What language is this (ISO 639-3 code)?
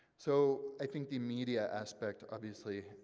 eng